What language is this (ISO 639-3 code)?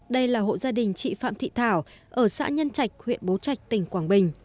vie